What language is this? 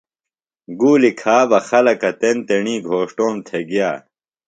Phalura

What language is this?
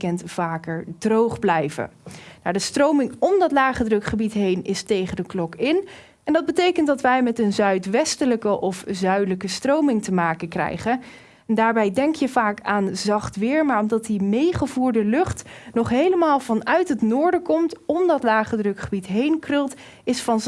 Dutch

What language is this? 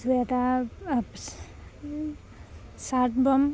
Assamese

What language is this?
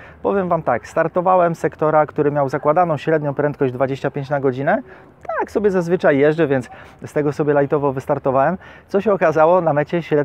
Polish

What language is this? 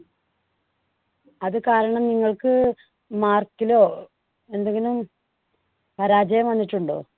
Malayalam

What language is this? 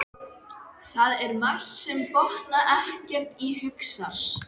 Icelandic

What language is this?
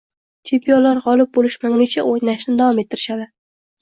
Uzbek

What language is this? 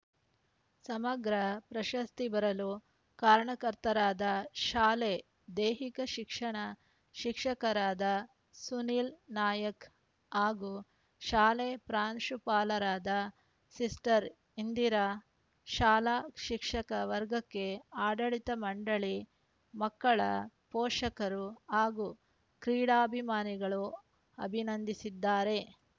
Kannada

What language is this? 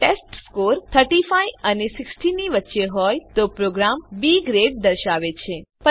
Gujarati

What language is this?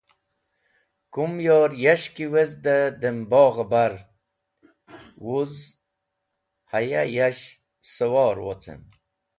Wakhi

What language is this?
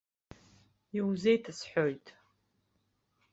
Abkhazian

